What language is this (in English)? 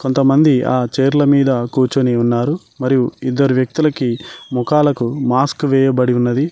Telugu